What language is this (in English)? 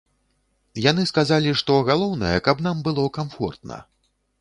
Belarusian